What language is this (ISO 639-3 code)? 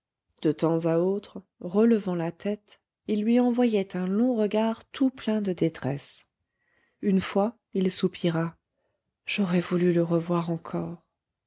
fra